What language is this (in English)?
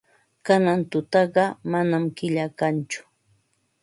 Ambo-Pasco Quechua